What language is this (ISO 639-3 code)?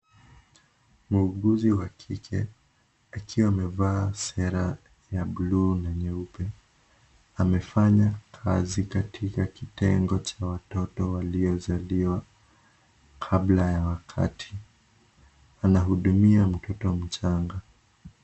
swa